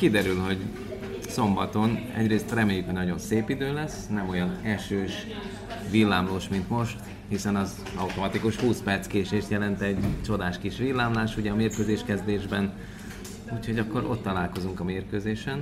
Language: Hungarian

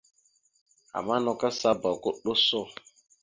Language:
Mada (Cameroon)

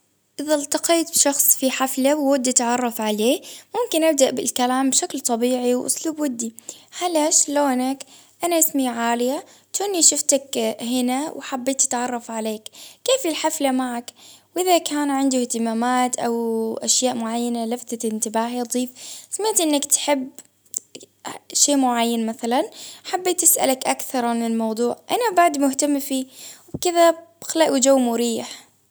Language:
Baharna Arabic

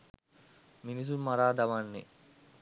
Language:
Sinhala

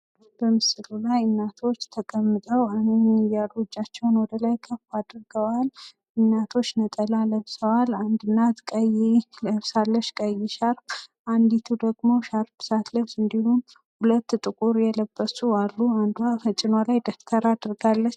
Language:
Amharic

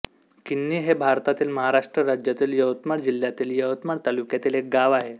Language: Marathi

